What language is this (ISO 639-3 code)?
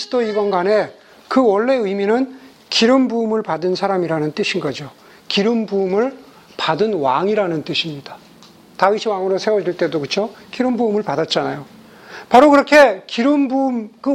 kor